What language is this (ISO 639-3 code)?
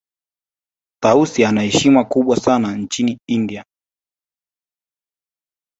swa